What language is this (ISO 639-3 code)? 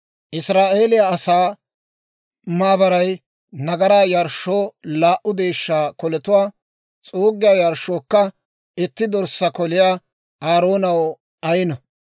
dwr